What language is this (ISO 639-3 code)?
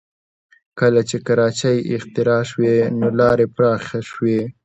pus